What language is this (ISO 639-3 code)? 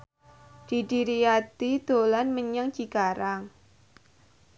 jav